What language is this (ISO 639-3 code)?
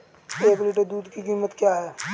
hin